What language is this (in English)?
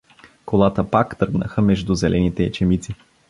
Bulgarian